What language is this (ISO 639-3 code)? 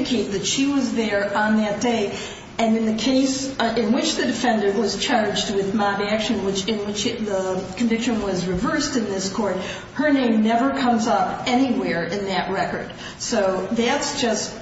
eng